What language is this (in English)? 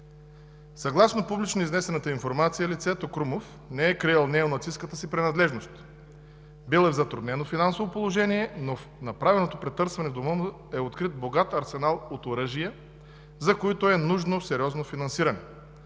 Bulgarian